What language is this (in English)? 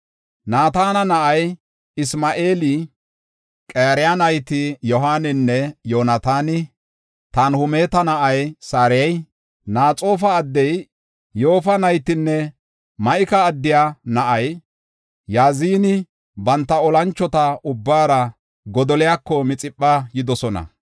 Gofa